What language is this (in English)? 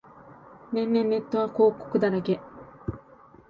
Japanese